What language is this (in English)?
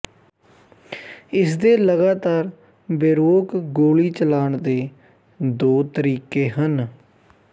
Punjabi